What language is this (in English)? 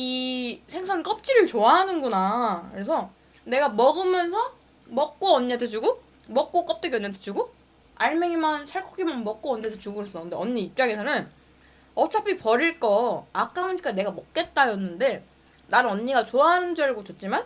Korean